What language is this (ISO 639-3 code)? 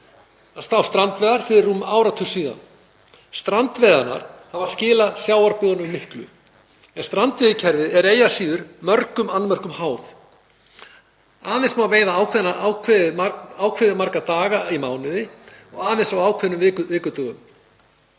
isl